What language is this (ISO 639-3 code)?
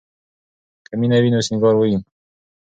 pus